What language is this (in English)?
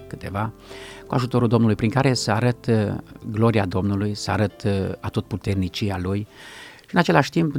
Romanian